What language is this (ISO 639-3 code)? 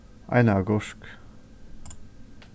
fao